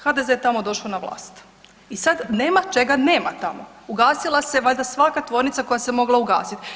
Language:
Croatian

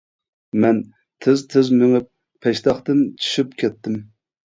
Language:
Uyghur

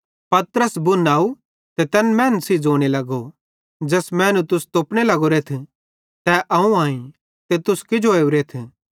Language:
Bhadrawahi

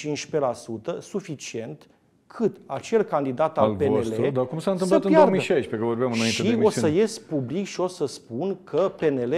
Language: Romanian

